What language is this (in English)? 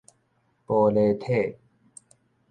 Min Nan Chinese